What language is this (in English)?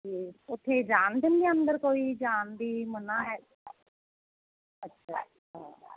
Punjabi